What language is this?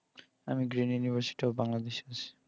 Bangla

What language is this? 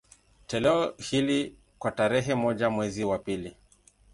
Swahili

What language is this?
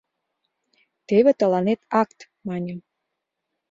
Mari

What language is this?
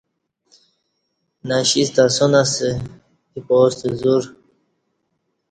Kati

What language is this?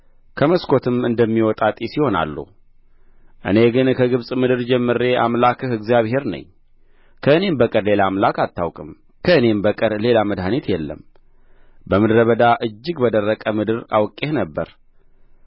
Amharic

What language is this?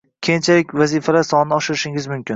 Uzbek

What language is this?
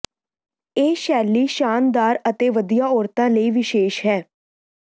Punjabi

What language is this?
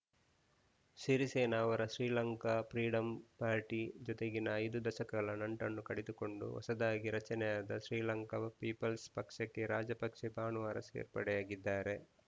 Kannada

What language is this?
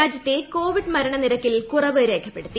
Malayalam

